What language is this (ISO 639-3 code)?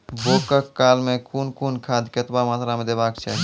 mai